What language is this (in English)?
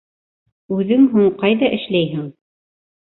Bashkir